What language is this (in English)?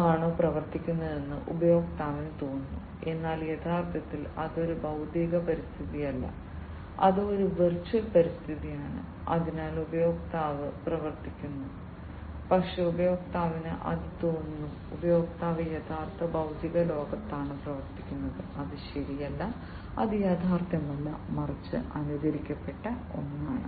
Malayalam